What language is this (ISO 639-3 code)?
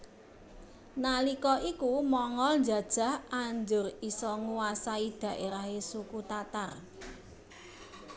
jav